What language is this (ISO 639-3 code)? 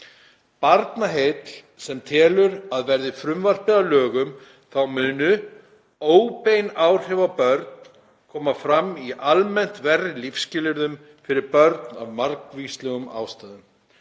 isl